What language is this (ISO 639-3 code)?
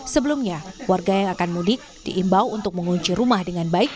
ind